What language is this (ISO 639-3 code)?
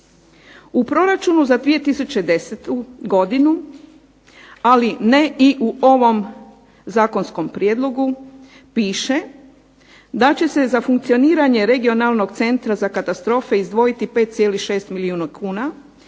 hrv